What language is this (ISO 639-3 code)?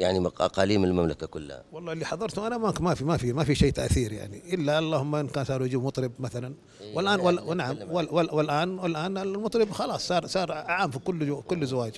ara